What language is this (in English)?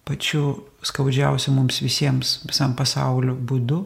Lithuanian